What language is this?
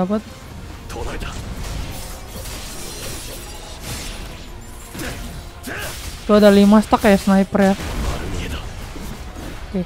Indonesian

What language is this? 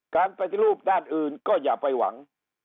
Thai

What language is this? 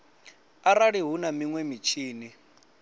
Venda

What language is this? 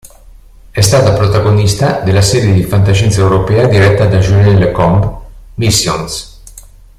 Italian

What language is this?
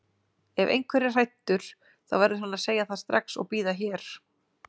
Icelandic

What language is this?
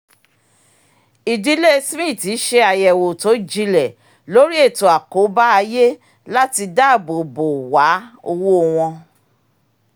Yoruba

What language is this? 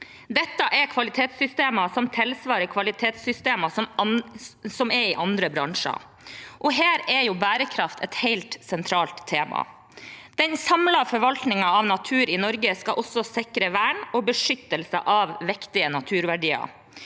Norwegian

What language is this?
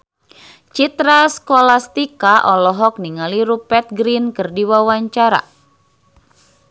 Sundanese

